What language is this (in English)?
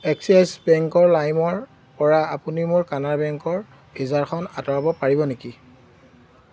Assamese